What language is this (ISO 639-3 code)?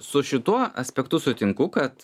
lit